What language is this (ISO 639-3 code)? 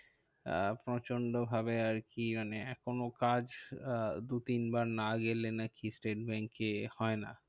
ben